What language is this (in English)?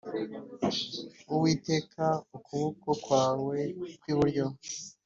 Kinyarwanda